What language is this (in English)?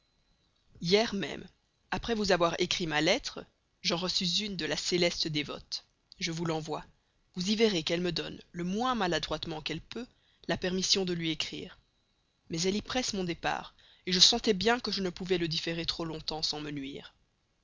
French